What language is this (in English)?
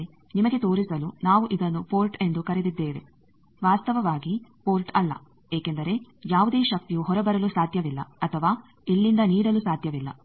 Kannada